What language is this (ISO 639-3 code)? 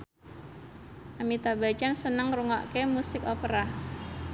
jav